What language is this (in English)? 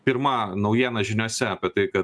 Lithuanian